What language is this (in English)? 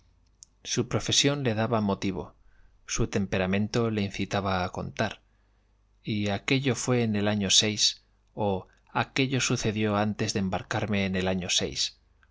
Spanish